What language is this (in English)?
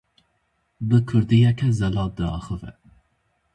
Kurdish